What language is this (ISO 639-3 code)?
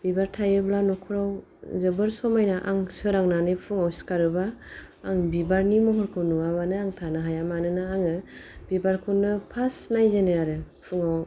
brx